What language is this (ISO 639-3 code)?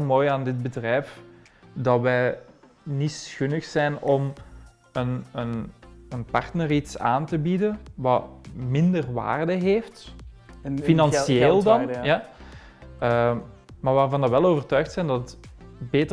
nld